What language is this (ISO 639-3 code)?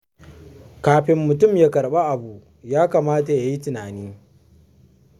hau